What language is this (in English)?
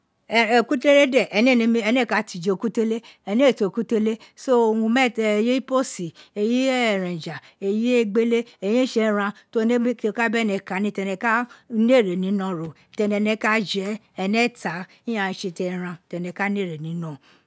Isekiri